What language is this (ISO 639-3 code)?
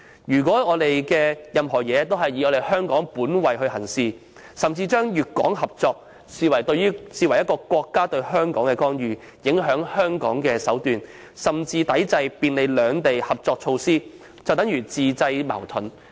yue